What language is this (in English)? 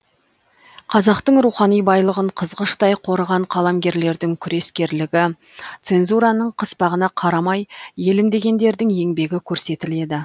Kazakh